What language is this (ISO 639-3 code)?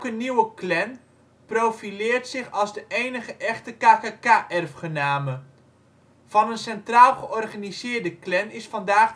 nld